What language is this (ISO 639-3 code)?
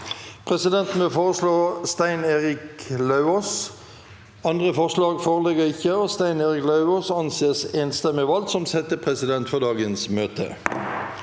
nor